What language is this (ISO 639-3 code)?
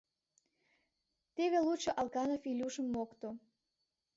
chm